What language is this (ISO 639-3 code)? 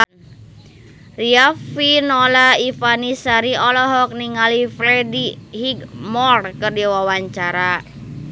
sun